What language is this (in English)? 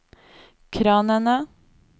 Norwegian